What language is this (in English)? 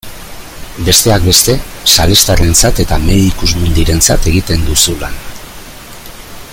Basque